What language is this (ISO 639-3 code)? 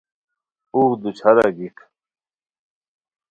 khw